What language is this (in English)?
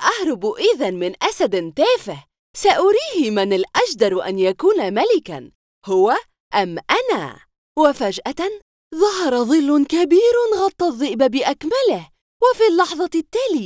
Arabic